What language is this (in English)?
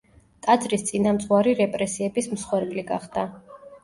Georgian